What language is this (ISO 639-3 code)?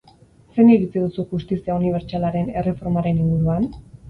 eus